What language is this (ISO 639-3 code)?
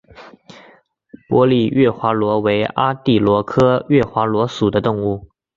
zho